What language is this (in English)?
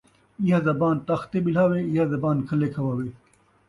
Saraiki